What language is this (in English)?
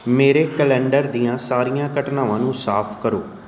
Punjabi